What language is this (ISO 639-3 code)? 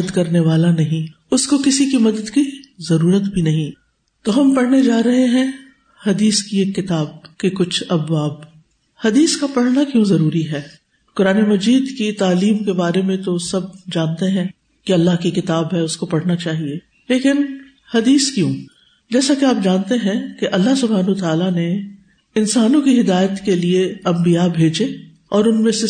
urd